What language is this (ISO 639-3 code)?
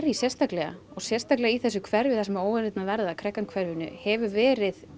isl